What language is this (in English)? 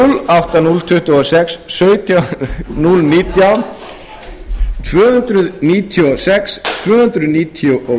Icelandic